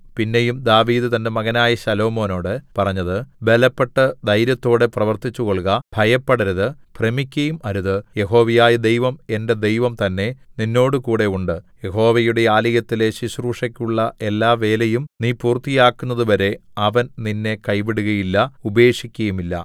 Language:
Malayalam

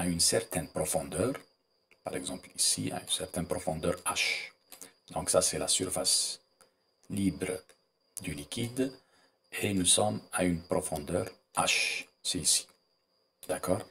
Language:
French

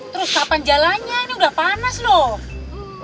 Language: Indonesian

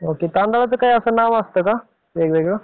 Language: Marathi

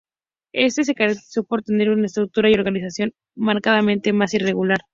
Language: Spanish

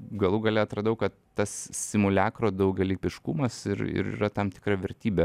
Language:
Lithuanian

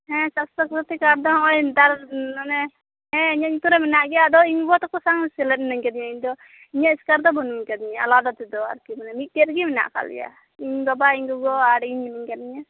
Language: Santali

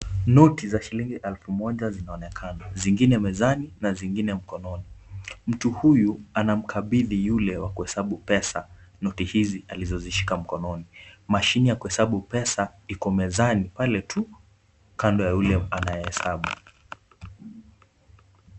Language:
Swahili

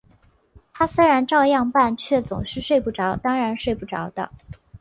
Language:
Chinese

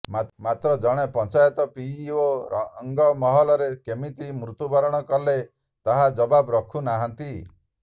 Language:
Odia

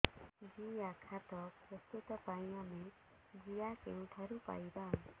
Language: Odia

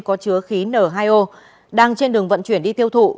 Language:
Vietnamese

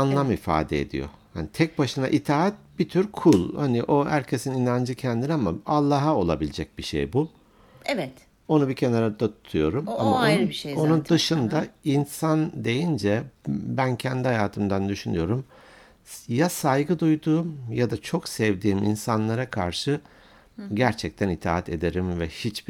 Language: Turkish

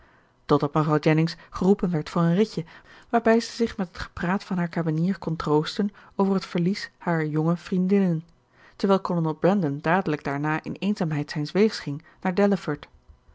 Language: Dutch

